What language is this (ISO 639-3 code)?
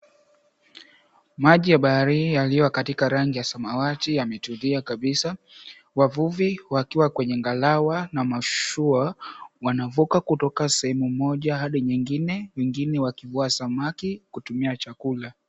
swa